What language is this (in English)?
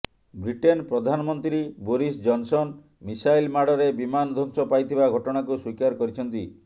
Odia